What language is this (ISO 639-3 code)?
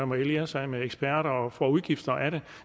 dan